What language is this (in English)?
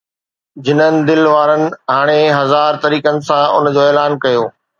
Sindhi